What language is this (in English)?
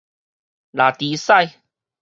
Min Nan Chinese